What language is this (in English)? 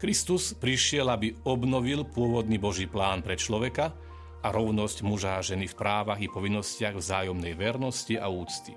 Slovak